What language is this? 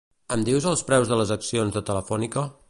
Catalan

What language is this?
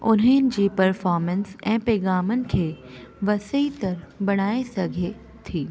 Sindhi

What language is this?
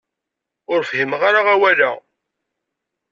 Kabyle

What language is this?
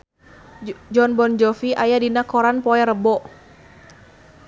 Sundanese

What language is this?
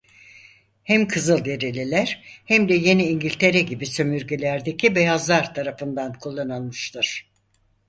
Turkish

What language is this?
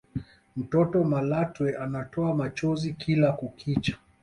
Swahili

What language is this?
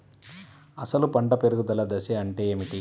Telugu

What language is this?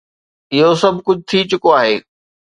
Sindhi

